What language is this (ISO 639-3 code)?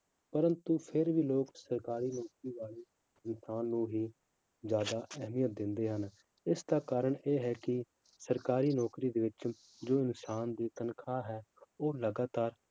pan